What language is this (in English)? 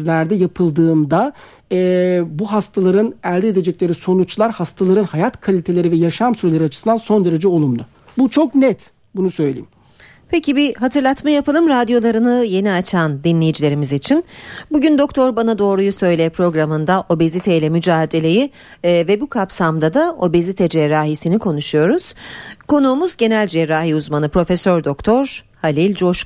Turkish